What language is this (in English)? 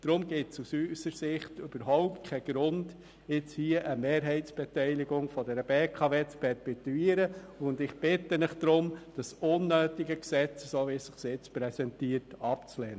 Swiss German